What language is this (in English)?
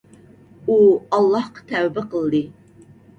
Uyghur